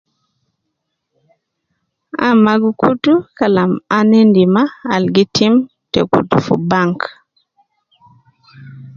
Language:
Nubi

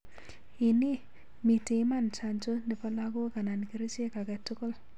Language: Kalenjin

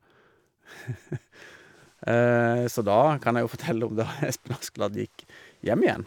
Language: Norwegian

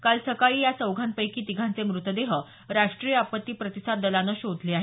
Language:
Marathi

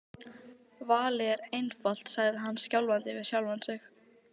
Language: Icelandic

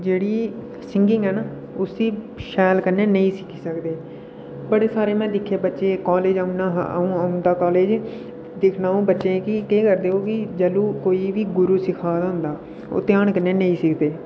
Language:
Dogri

